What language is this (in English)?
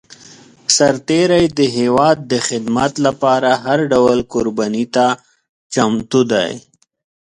Pashto